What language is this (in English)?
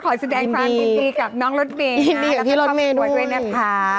Thai